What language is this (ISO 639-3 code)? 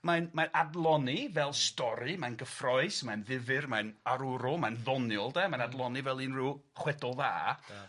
cym